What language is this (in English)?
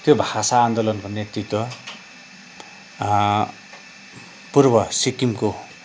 Nepali